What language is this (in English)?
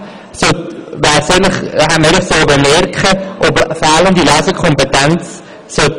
Swiss German